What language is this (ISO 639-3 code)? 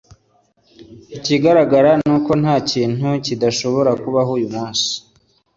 kin